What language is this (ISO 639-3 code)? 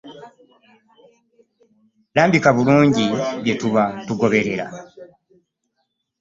lug